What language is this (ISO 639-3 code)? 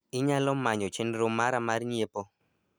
luo